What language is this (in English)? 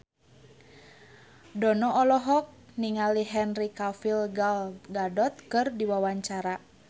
Sundanese